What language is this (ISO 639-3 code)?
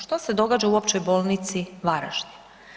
hrv